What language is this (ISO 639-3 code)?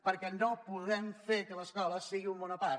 cat